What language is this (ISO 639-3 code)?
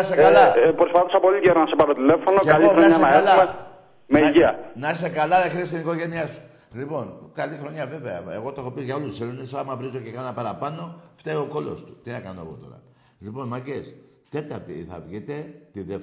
ell